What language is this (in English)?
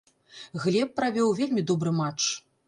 Belarusian